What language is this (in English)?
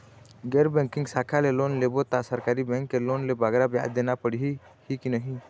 Chhattisgarhi